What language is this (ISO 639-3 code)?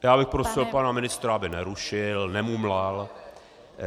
ces